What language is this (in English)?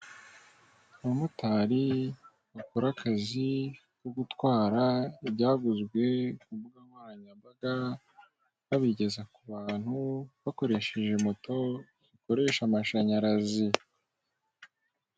Kinyarwanda